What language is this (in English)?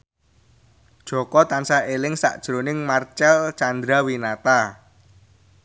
Javanese